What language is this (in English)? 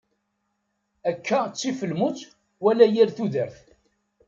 Kabyle